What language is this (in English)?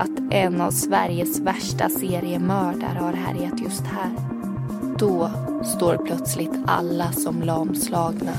Swedish